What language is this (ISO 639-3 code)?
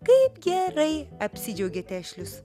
lit